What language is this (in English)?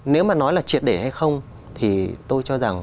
Vietnamese